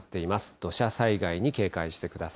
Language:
Japanese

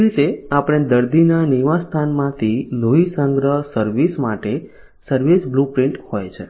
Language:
Gujarati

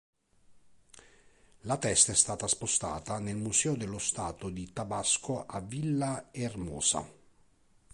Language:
Italian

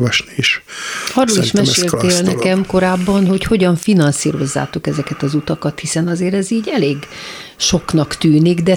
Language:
Hungarian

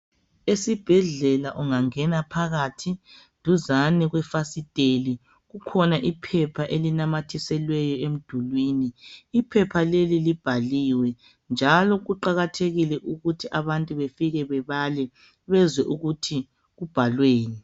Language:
North Ndebele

